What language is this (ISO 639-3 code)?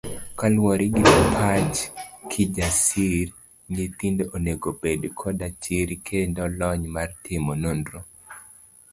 luo